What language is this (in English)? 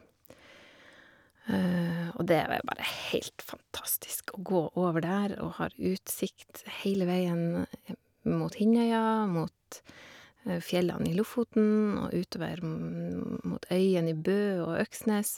Norwegian